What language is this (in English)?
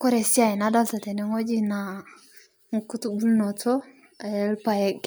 Masai